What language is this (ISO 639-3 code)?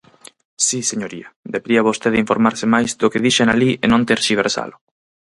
glg